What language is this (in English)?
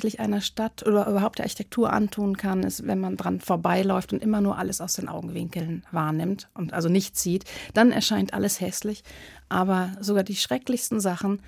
German